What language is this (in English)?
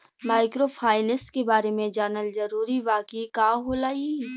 Bhojpuri